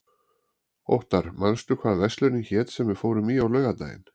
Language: Icelandic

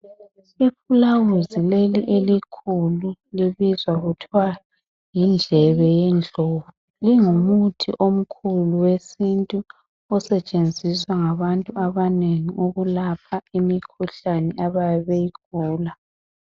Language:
North Ndebele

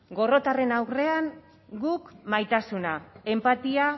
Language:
Basque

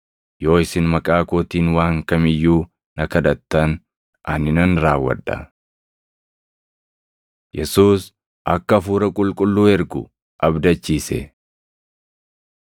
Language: Oromo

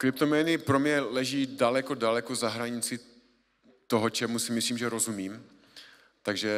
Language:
Czech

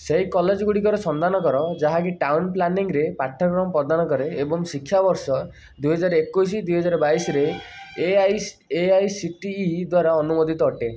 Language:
Odia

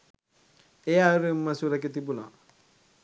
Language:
Sinhala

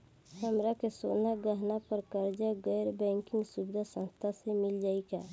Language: Bhojpuri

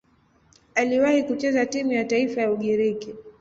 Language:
Swahili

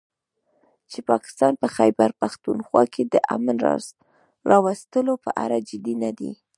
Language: Pashto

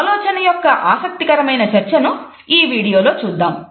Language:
Telugu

